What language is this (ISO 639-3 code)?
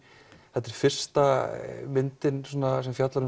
isl